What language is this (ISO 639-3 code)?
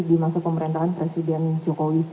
ind